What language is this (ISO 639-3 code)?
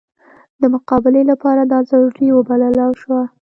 pus